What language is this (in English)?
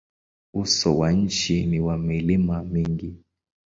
Swahili